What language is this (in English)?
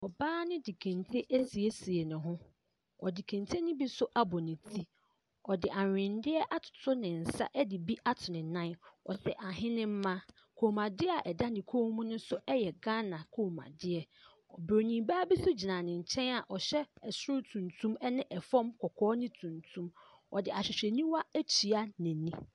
Akan